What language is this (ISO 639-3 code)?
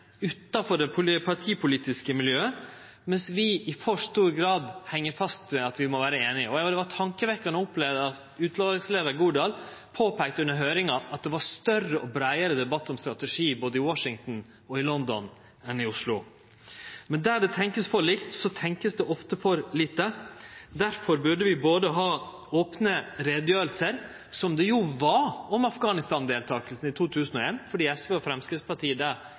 nno